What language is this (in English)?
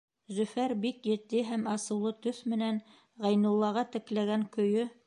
Bashkir